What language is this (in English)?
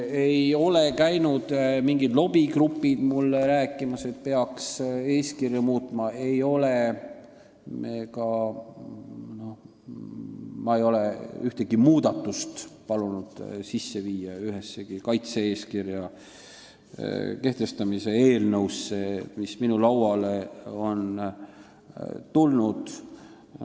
Estonian